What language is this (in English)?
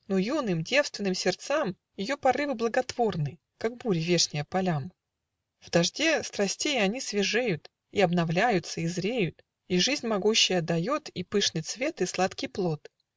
Russian